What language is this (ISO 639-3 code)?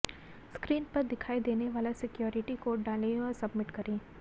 hin